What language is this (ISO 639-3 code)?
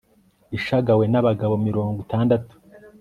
kin